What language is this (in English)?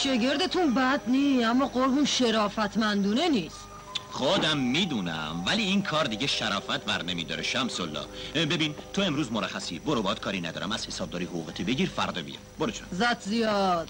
Persian